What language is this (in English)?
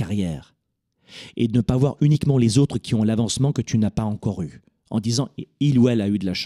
French